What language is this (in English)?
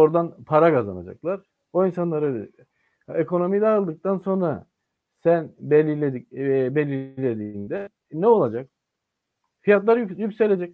Turkish